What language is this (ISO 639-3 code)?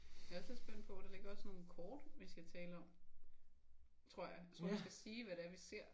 dan